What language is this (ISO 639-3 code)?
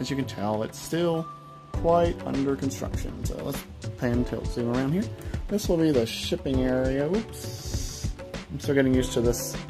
eng